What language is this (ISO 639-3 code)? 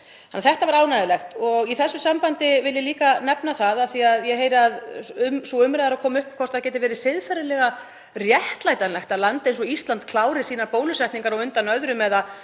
isl